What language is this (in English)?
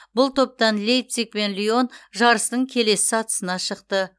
Kazakh